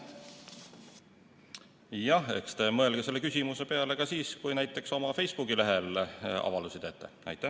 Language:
Estonian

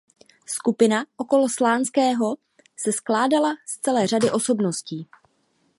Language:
Czech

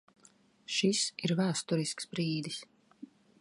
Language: Latvian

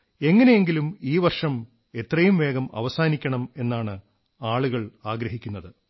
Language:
Malayalam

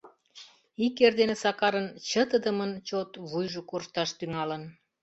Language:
Mari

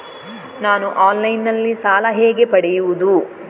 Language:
Kannada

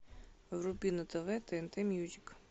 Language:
Russian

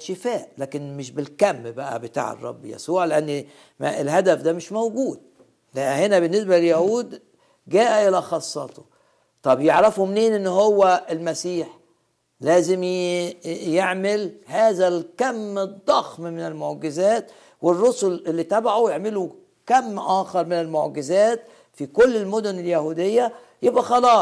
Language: Arabic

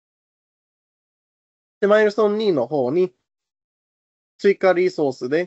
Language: Japanese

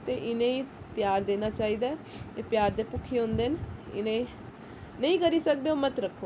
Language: Dogri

